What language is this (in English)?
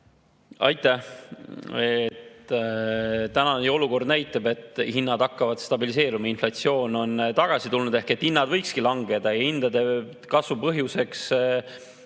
Estonian